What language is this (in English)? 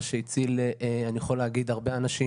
Hebrew